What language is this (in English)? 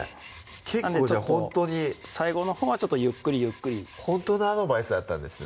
Japanese